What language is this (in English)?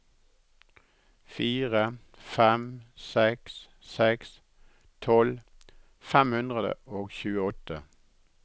Norwegian